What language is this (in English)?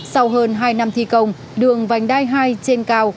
Vietnamese